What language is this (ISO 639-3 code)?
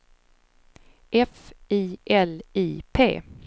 swe